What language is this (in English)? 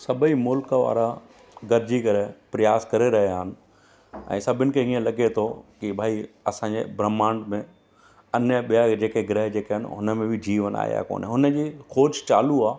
Sindhi